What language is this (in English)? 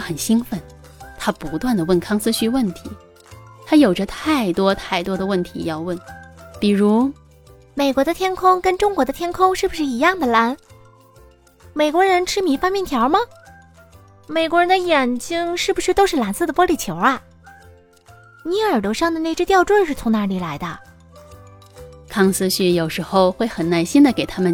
Chinese